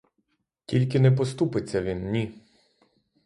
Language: Ukrainian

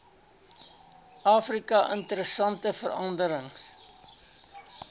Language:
Afrikaans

